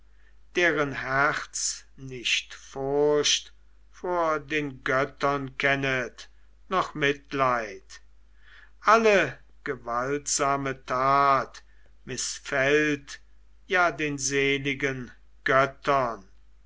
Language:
German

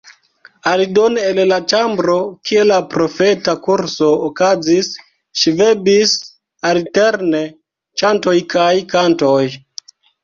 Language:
Esperanto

